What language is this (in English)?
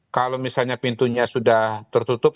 Indonesian